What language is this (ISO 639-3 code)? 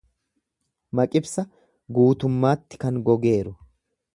orm